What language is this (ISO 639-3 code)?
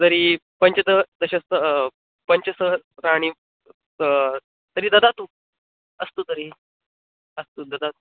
san